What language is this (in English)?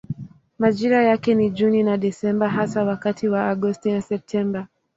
Swahili